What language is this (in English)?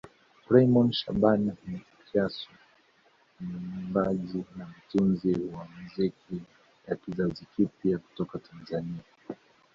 Swahili